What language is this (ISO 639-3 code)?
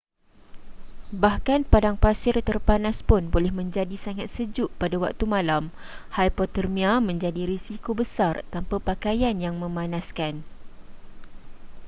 msa